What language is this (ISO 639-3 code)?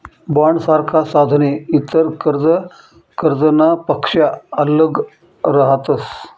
mar